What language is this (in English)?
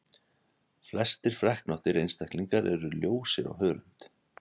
Icelandic